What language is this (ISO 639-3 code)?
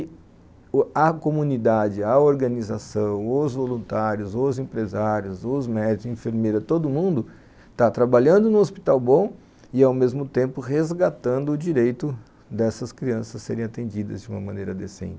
por